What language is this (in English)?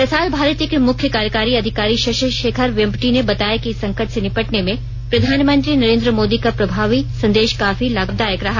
Hindi